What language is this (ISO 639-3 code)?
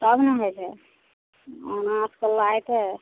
mai